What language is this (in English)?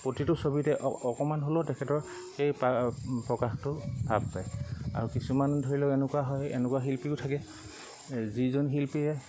Assamese